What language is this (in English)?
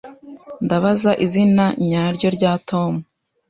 Kinyarwanda